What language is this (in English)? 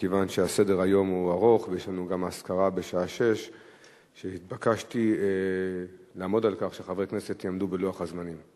Hebrew